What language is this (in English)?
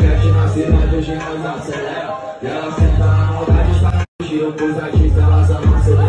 Indonesian